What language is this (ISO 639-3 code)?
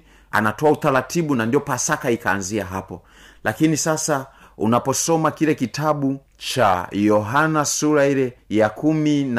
swa